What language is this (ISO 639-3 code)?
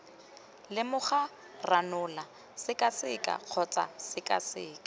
tsn